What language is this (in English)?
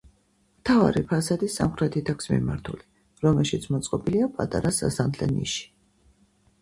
Georgian